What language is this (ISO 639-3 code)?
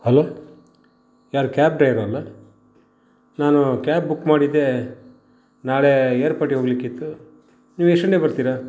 kan